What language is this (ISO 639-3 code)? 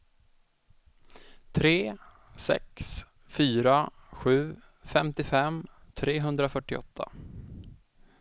swe